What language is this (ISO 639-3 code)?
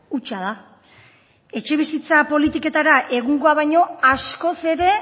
eus